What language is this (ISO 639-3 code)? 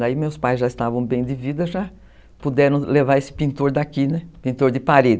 por